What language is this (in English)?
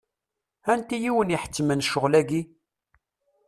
Kabyle